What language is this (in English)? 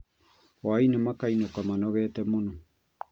Kikuyu